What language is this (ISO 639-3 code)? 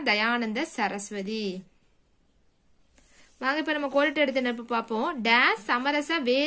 ind